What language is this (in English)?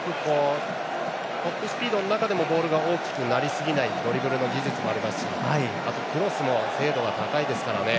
Japanese